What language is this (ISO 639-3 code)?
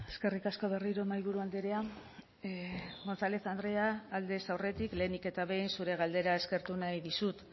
eus